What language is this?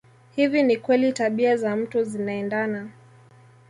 Swahili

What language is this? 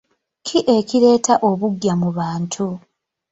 Ganda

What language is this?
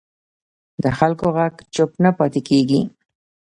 Pashto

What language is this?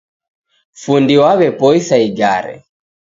Taita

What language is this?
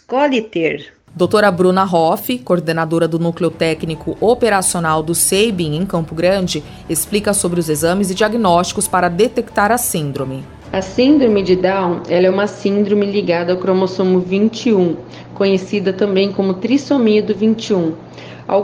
Portuguese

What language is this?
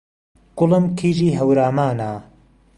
Central Kurdish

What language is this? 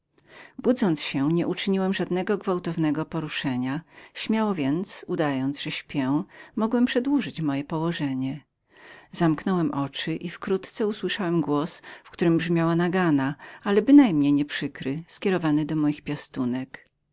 Polish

